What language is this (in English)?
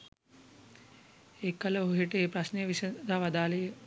Sinhala